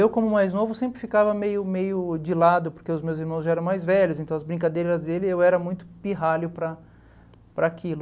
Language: Portuguese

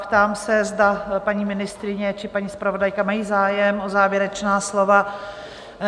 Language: Czech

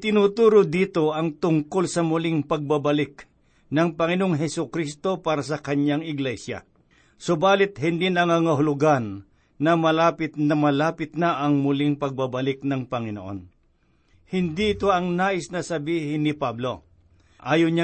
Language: Filipino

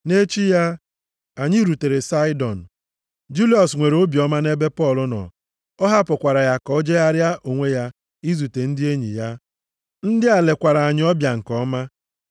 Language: Igbo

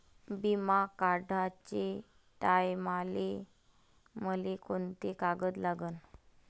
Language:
Marathi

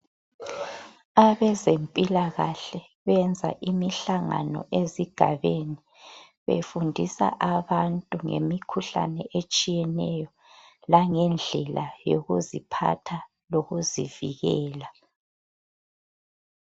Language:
North Ndebele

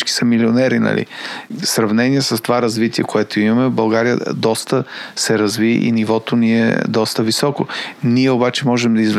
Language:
Bulgarian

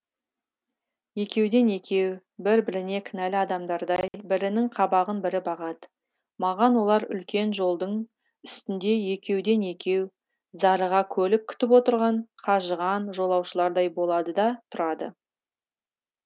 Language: Kazakh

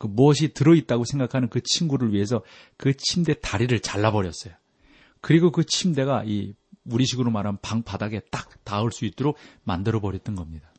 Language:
Korean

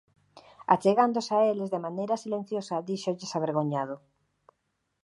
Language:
Galician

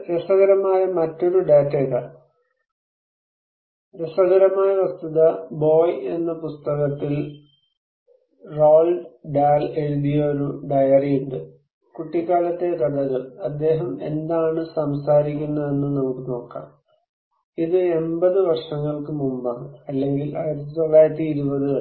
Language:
Malayalam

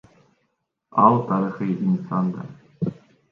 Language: Kyrgyz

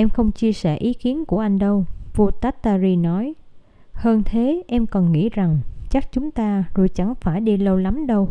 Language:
Vietnamese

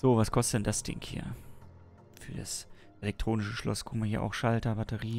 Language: German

